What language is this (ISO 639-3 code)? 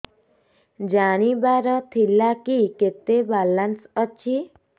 ori